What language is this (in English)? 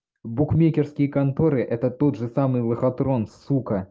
Russian